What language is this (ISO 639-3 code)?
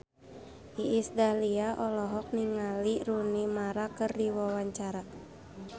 sun